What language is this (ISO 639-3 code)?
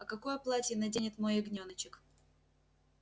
rus